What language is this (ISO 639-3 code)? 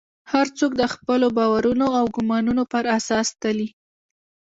pus